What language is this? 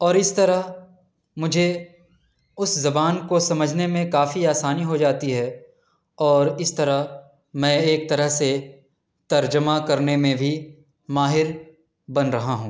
Urdu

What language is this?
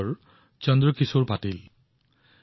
Assamese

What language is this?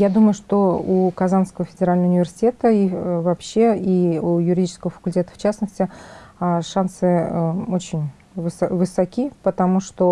Russian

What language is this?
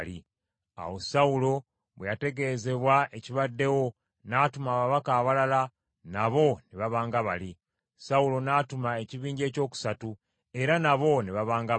Ganda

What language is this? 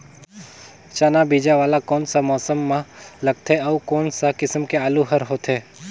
Chhattisgarhi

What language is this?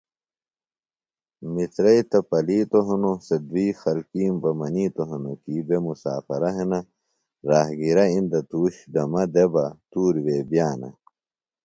Phalura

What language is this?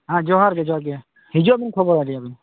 Santali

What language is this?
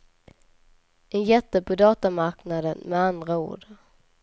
Swedish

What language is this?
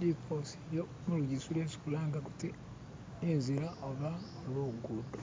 Masaaba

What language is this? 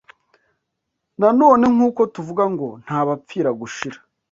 Kinyarwanda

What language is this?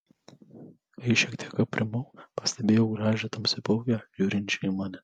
Lithuanian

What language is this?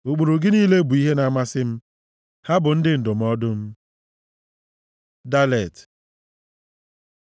Igbo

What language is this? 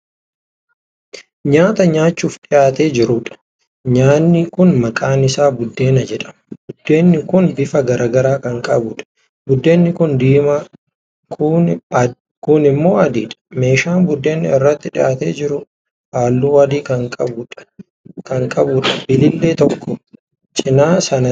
Oromo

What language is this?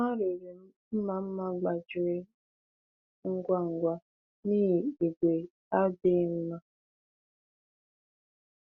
Igbo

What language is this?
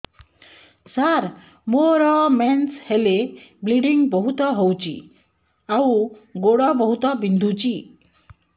Odia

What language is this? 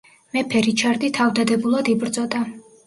Georgian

